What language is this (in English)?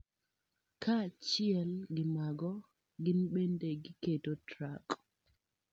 Luo (Kenya and Tanzania)